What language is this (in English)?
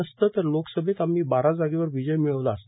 Marathi